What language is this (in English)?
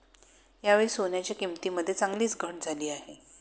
Marathi